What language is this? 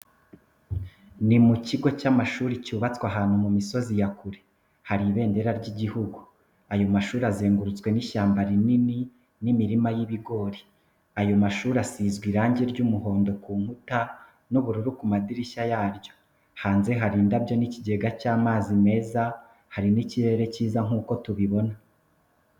Kinyarwanda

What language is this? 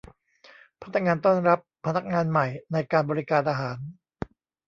Thai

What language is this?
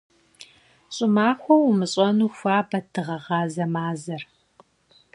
Kabardian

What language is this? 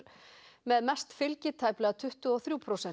Icelandic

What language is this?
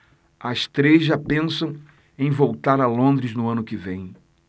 Portuguese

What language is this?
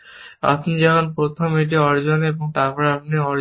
Bangla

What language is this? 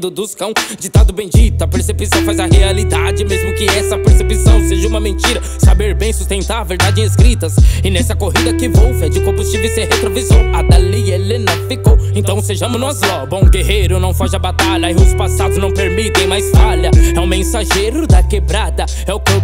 Portuguese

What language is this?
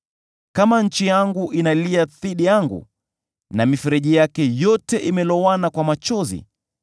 Swahili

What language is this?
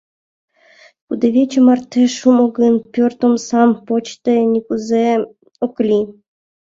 Mari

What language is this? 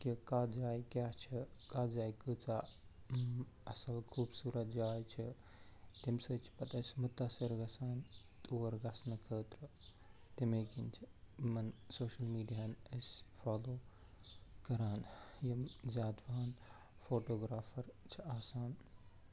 Kashmiri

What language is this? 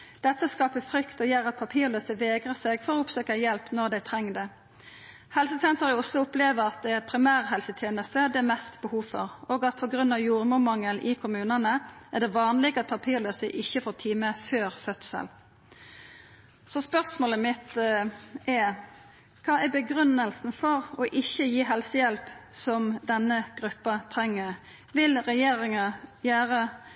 Norwegian Nynorsk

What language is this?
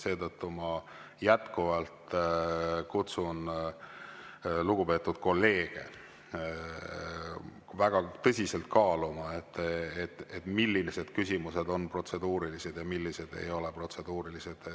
Estonian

